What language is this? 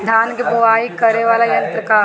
Bhojpuri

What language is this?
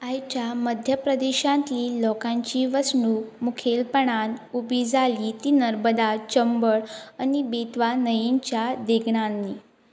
Konkani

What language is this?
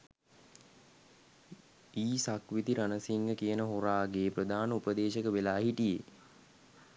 Sinhala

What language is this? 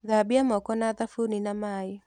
Kikuyu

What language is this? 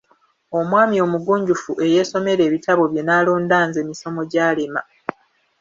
Ganda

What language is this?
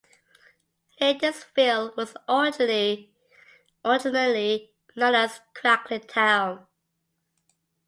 English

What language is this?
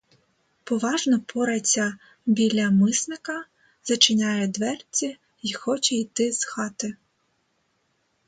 Ukrainian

